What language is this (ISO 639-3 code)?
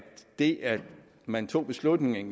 dan